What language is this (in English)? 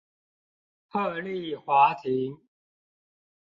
Chinese